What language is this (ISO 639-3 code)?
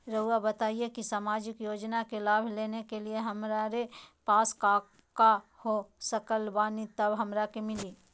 mag